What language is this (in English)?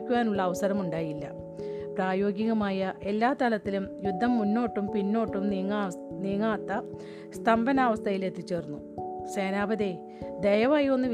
Malayalam